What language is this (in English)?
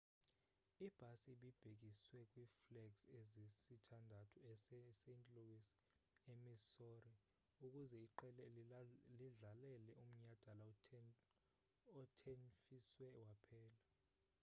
Xhosa